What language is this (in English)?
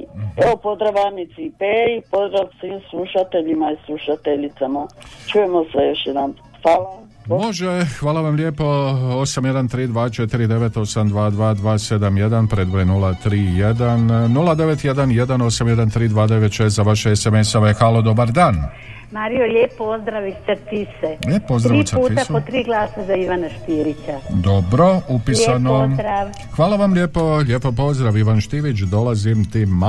Croatian